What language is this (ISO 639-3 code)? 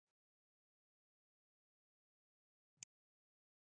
quy